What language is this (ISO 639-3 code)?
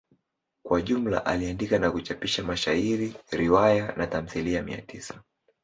swa